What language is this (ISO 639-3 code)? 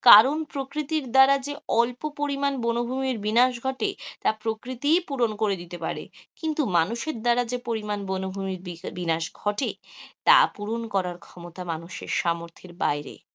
ben